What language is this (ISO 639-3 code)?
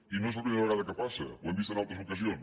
cat